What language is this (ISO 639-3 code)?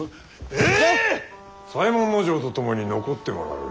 jpn